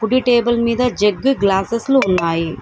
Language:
Telugu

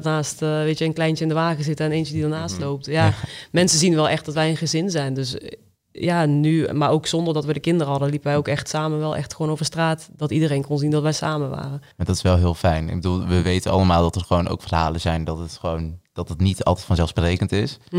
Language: Dutch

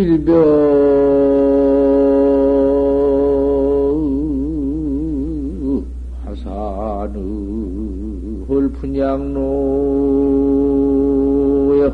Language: Korean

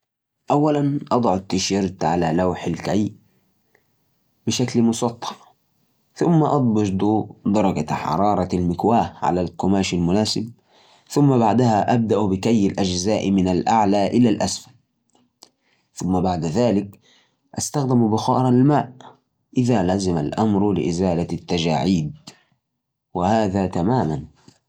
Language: Najdi Arabic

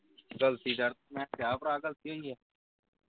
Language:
Punjabi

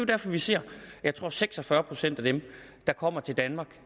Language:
Danish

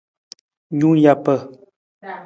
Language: Nawdm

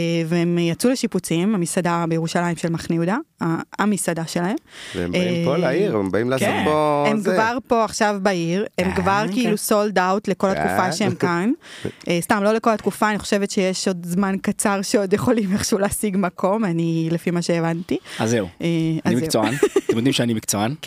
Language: Hebrew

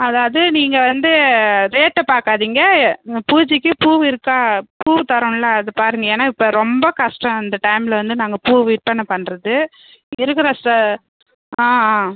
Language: Tamil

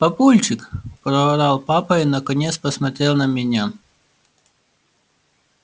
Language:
Russian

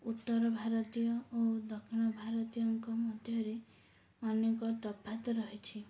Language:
Odia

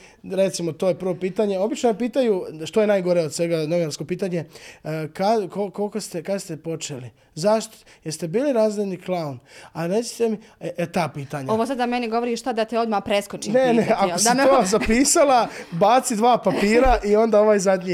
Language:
Croatian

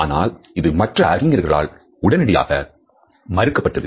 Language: Tamil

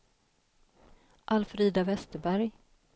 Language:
Swedish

